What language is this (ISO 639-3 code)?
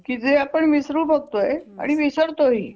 mar